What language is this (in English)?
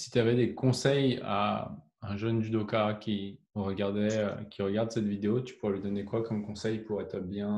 French